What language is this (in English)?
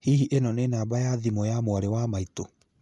Kikuyu